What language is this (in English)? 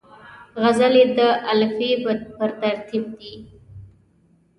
Pashto